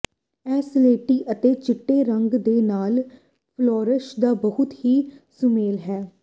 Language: Punjabi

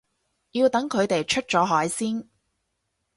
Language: Cantonese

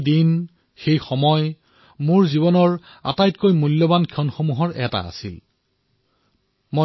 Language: Assamese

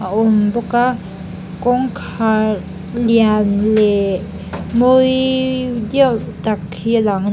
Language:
Mizo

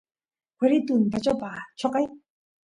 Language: Santiago del Estero Quichua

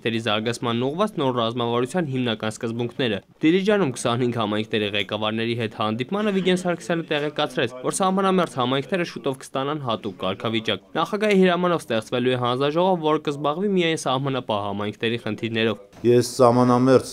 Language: Romanian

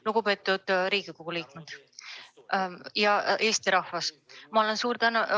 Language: Estonian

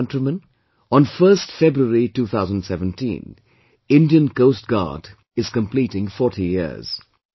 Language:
English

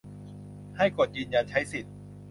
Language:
Thai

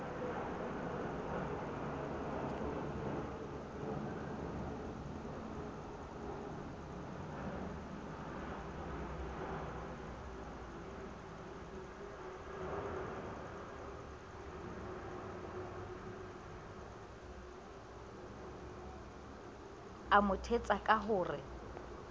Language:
Southern Sotho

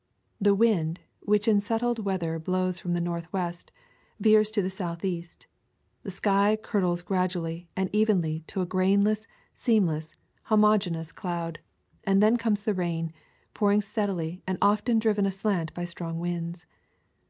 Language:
English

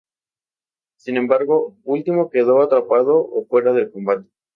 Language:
Spanish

